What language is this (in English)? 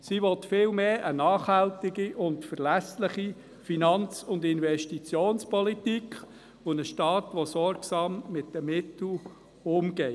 Swiss German